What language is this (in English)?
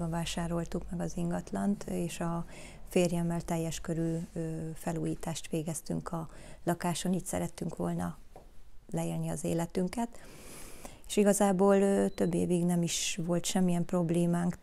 Hungarian